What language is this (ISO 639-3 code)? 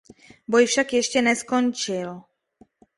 ces